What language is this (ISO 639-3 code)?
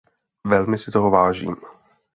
ces